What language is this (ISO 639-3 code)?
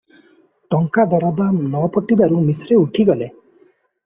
ori